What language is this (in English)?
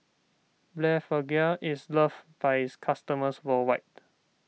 English